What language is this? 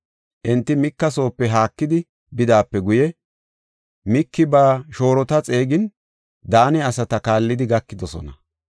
Gofa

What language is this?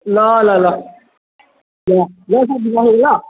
Nepali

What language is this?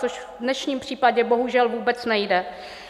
Czech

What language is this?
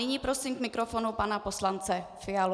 Czech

